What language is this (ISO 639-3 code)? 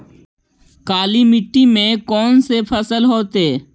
mag